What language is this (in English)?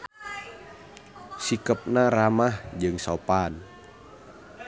Sundanese